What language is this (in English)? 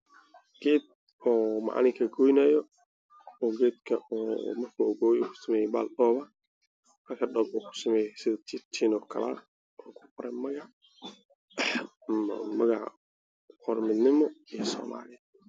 Somali